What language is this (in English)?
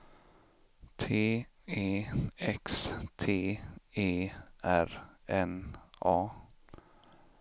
Swedish